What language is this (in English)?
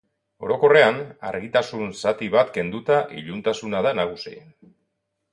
Basque